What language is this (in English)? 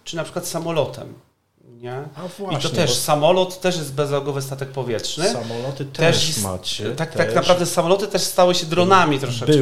Polish